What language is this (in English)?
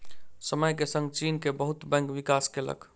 Maithili